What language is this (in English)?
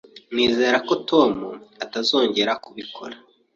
Kinyarwanda